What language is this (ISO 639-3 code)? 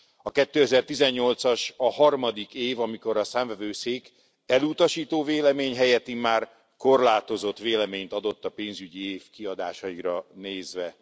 hun